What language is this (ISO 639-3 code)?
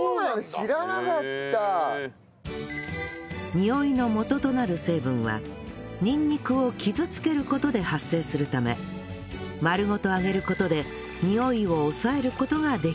jpn